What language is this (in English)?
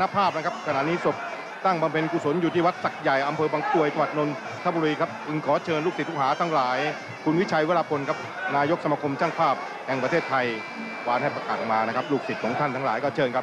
Thai